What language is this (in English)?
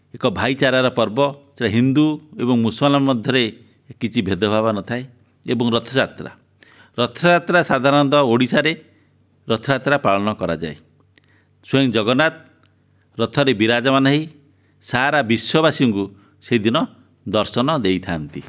Odia